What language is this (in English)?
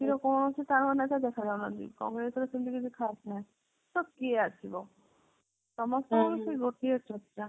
Odia